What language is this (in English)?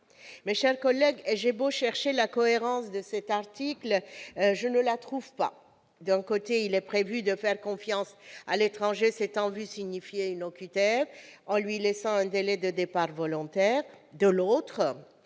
French